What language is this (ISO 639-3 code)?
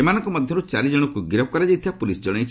ori